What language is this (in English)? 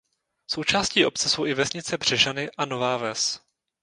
Czech